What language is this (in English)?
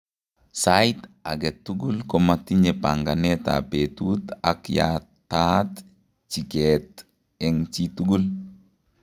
Kalenjin